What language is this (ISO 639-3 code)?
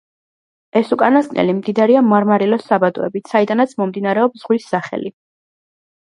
kat